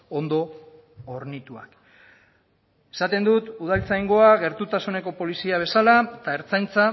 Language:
Basque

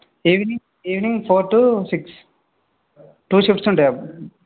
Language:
Telugu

